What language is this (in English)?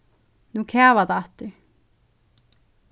Faroese